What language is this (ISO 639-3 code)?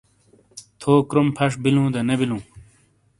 scl